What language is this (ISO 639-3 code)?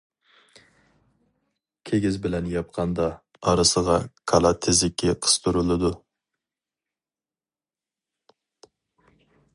uig